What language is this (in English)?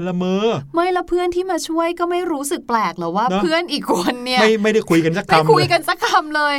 Thai